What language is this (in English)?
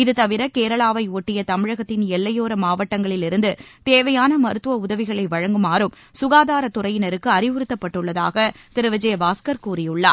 Tamil